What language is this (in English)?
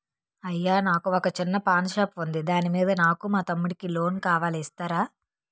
Telugu